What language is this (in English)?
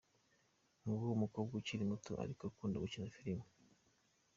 Kinyarwanda